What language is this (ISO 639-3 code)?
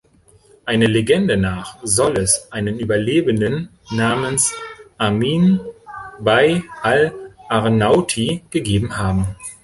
deu